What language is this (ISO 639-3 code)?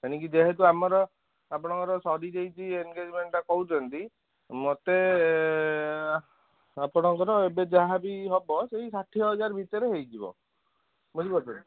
ori